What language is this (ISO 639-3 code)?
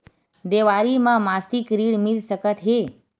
hne